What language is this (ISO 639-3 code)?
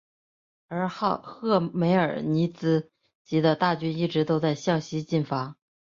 zho